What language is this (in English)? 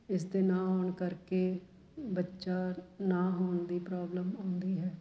Punjabi